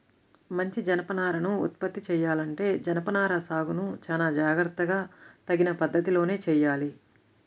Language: Telugu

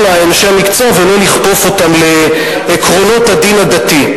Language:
Hebrew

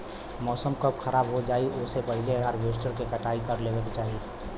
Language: Bhojpuri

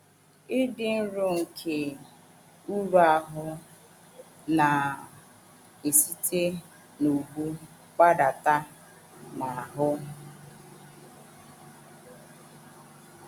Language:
Igbo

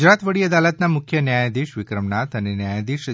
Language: Gujarati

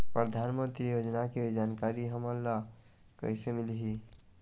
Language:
Chhattisgarhi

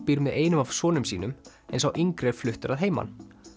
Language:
Icelandic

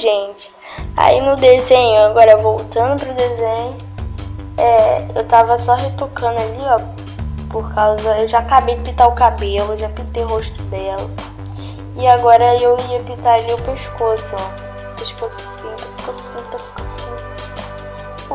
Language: Portuguese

